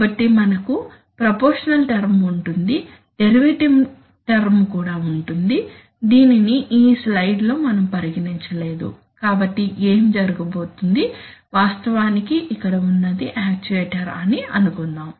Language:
Telugu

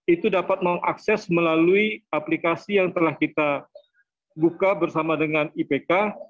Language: Indonesian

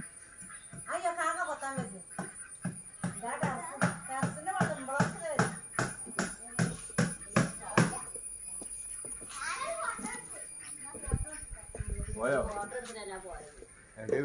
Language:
Malayalam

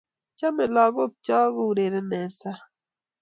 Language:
Kalenjin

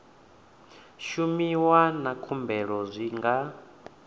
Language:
Venda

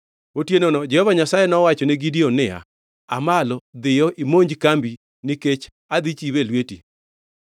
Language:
Luo (Kenya and Tanzania)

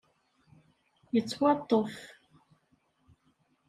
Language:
Kabyle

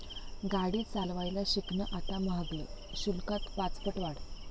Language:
Marathi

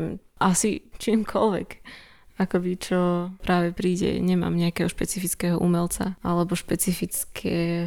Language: Slovak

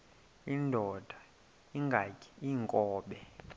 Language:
Xhosa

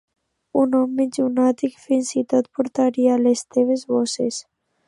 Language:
Catalan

